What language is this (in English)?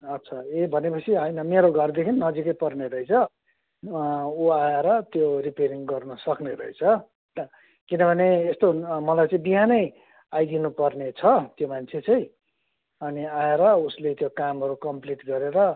Nepali